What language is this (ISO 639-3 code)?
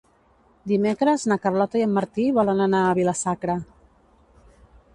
cat